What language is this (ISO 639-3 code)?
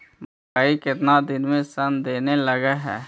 mag